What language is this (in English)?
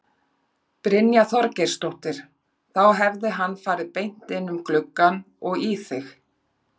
Icelandic